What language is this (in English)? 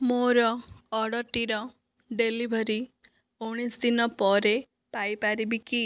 Odia